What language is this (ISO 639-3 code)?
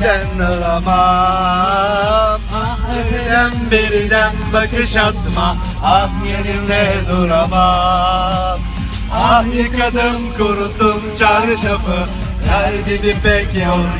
tur